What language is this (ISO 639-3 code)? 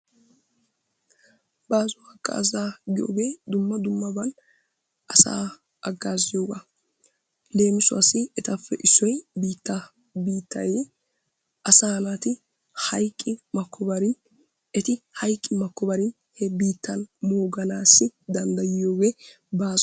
wal